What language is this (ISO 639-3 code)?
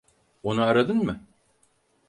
tur